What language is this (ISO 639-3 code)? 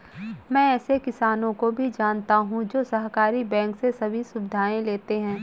hin